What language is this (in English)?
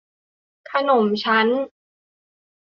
Thai